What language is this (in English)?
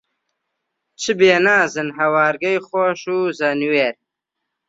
Central Kurdish